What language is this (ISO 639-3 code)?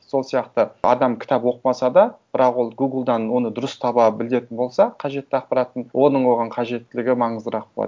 kaz